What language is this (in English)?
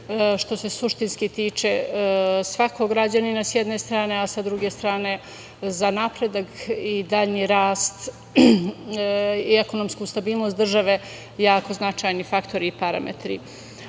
Serbian